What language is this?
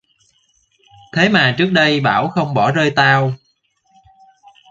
Vietnamese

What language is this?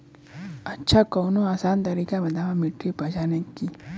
Bhojpuri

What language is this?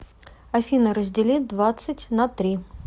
Russian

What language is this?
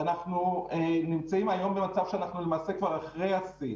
Hebrew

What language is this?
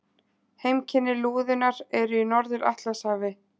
Icelandic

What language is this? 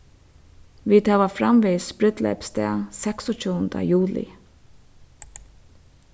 Faroese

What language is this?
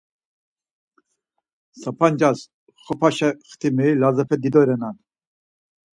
Laz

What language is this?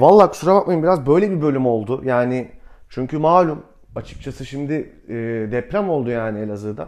Turkish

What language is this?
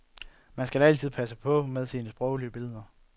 Danish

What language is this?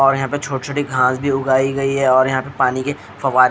Hindi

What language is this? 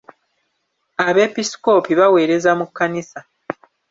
Ganda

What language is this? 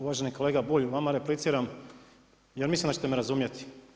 Croatian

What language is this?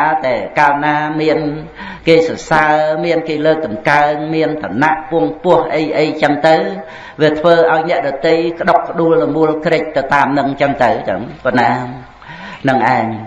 Vietnamese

